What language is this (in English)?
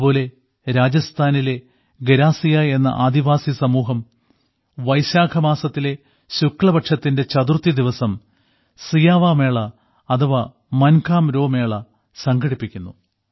Malayalam